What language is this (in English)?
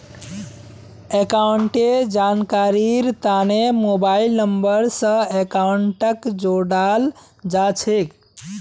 Magahi